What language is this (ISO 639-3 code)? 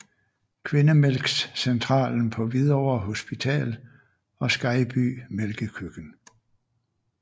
dan